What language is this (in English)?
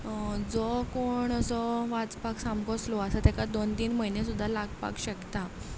Konkani